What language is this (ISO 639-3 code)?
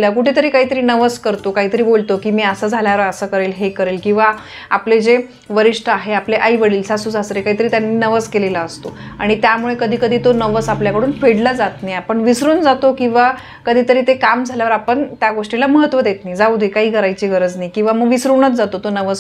ara